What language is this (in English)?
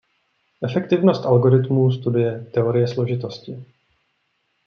Czech